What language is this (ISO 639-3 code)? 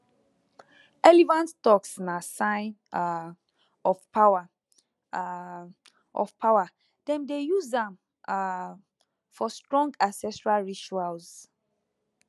pcm